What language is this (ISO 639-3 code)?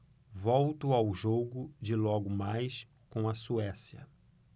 por